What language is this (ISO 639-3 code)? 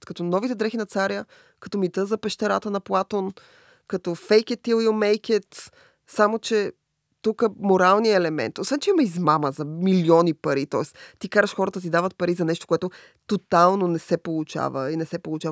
bul